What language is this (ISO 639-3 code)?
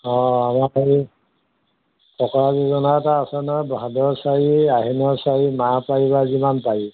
asm